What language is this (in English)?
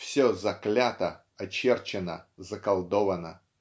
Russian